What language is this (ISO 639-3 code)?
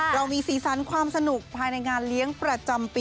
tha